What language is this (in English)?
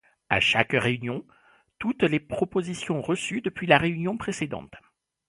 French